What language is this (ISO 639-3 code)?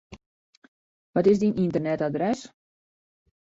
fry